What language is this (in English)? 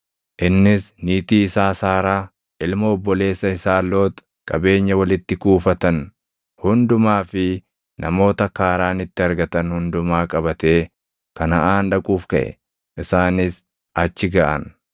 Oromo